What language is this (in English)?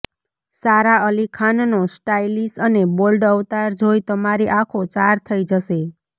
Gujarati